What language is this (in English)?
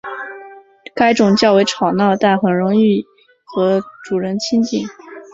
Chinese